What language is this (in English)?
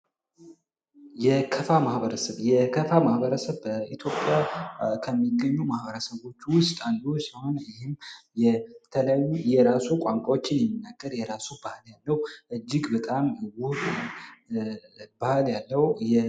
Amharic